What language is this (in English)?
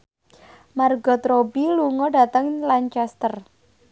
Javanese